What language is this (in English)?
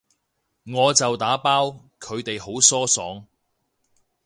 Cantonese